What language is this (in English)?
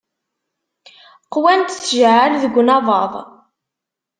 Kabyle